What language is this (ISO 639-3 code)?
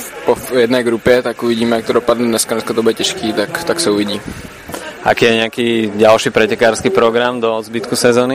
slk